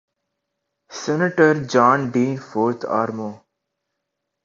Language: Urdu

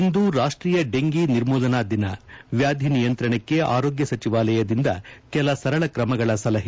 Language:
Kannada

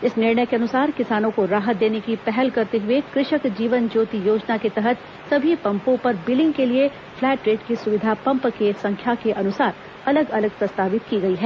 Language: Hindi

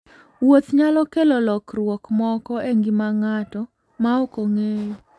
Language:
Luo (Kenya and Tanzania)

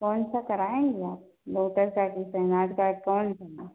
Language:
Hindi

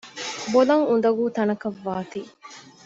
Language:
Divehi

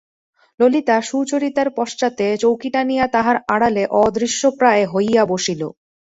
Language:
Bangla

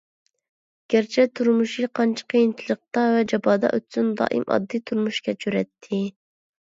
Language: Uyghur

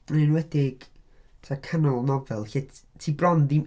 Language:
Welsh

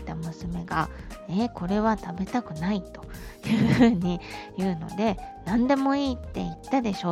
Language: Japanese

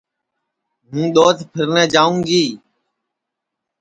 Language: Sansi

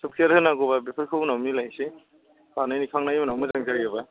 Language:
Bodo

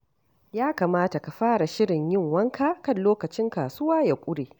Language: Hausa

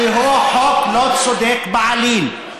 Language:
Hebrew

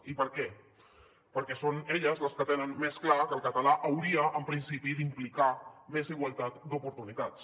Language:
Catalan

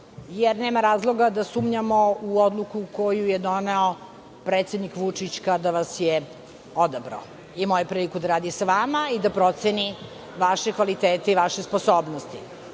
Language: Serbian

